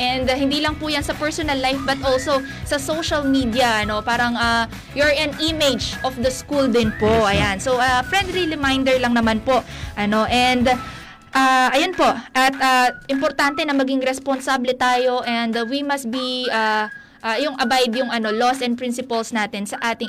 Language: Filipino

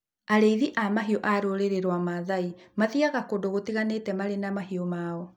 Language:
Kikuyu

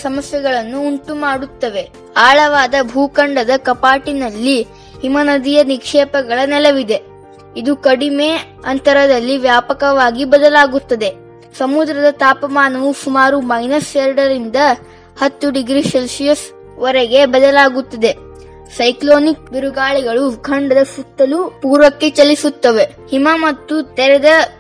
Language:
Kannada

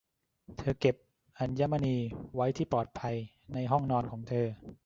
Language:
Thai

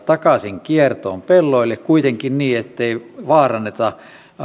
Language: Finnish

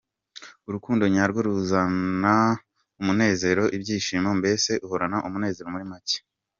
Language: Kinyarwanda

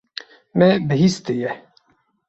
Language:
Kurdish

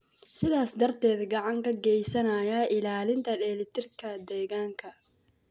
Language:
Somali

